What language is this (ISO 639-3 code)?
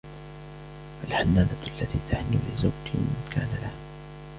ara